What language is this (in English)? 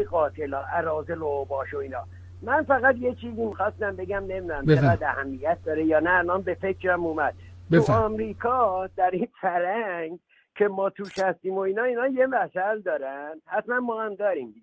Persian